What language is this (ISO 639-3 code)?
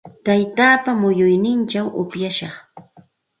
qxt